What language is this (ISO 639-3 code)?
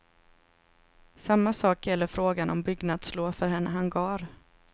swe